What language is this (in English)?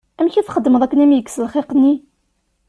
Kabyle